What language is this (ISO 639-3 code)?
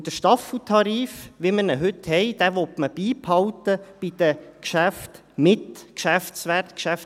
gsw